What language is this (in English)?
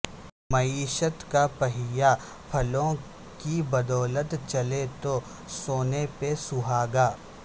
Urdu